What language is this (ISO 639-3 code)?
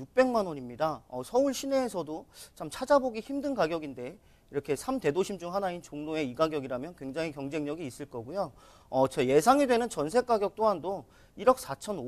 kor